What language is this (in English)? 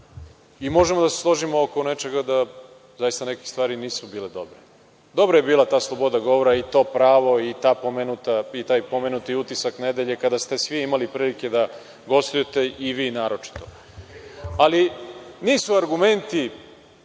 Serbian